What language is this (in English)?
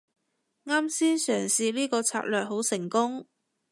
Cantonese